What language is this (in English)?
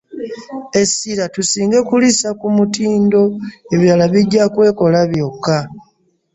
Ganda